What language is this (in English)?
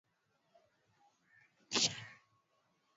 Swahili